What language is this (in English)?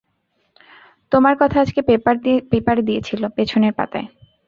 Bangla